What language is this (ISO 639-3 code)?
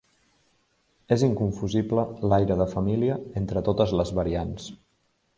cat